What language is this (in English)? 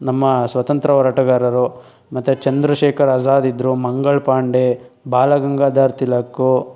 Kannada